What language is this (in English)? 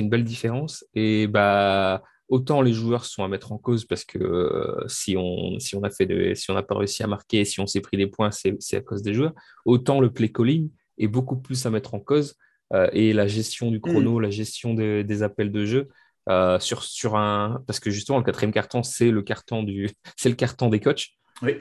French